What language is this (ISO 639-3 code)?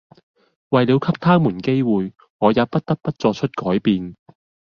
yue